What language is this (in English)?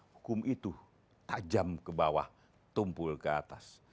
Indonesian